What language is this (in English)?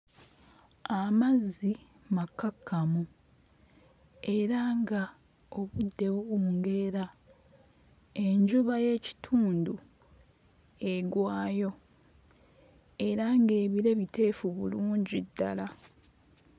Ganda